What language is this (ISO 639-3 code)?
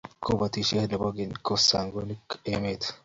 kln